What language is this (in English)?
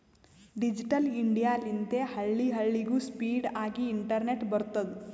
Kannada